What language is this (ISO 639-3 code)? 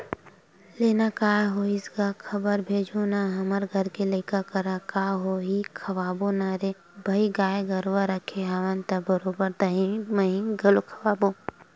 hne